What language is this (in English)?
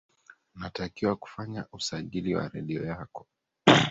Swahili